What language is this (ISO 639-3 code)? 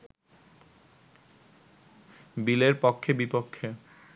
ben